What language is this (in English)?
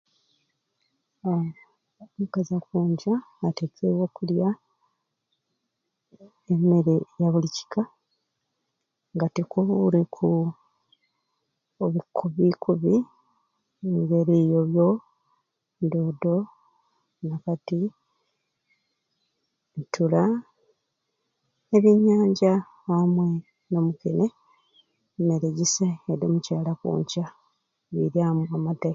Ruuli